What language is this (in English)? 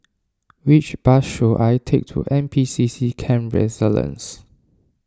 English